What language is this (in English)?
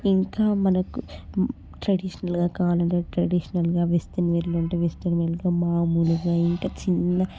Telugu